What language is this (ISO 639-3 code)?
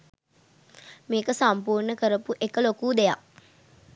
sin